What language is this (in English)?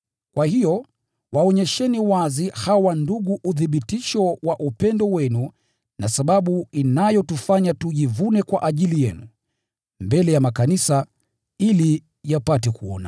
Swahili